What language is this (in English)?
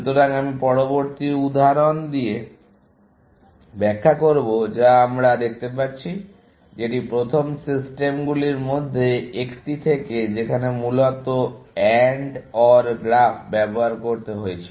Bangla